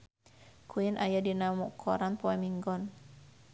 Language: Sundanese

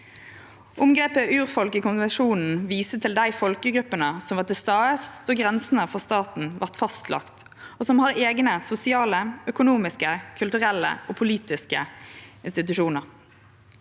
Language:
Norwegian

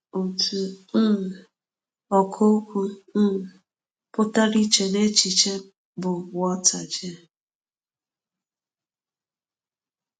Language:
Igbo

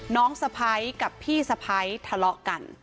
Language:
Thai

